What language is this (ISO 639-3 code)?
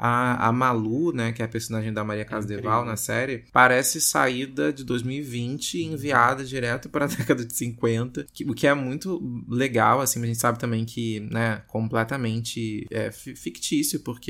por